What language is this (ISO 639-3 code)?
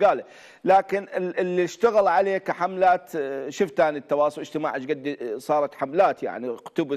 ara